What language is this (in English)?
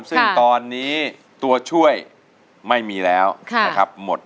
Thai